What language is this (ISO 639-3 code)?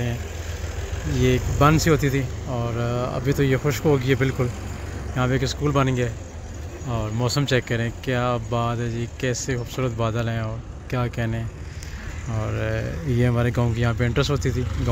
hin